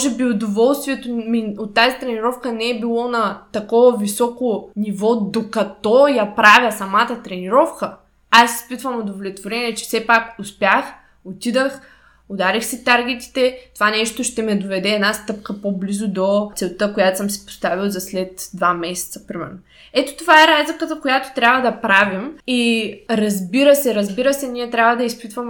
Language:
Bulgarian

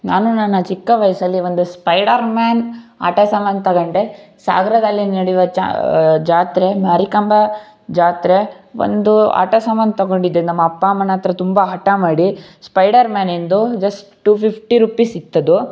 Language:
Kannada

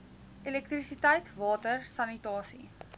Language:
Afrikaans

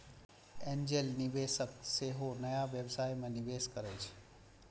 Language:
Maithili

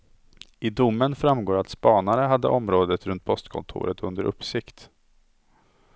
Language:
Swedish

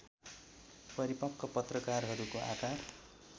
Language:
Nepali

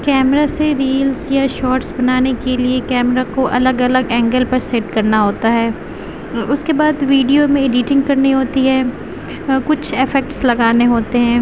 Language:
Urdu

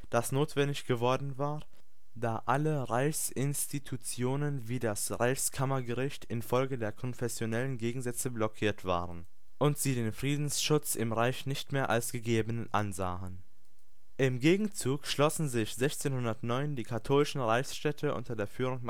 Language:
German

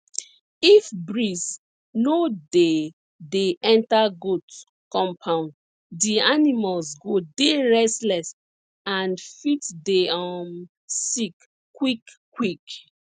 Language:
Nigerian Pidgin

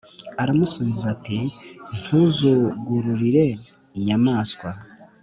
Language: Kinyarwanda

